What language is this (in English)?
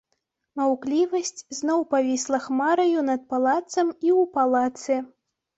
Belarusian